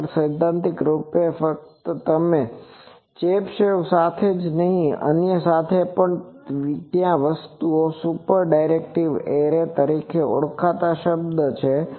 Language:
Gujarati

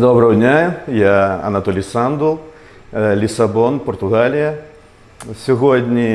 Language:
Ukrainian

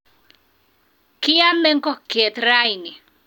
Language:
Kalenjin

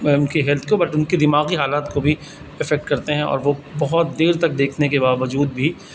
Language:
Urdu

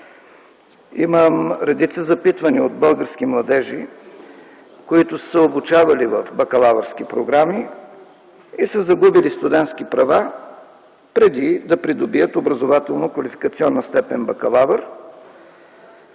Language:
Bulgarian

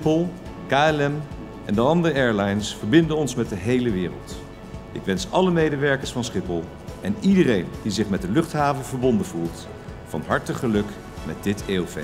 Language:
Dutch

